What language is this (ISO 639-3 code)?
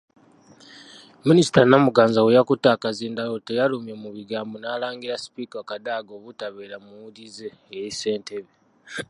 lug